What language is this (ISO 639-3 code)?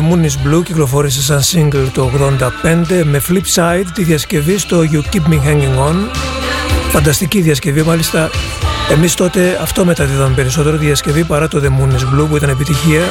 ell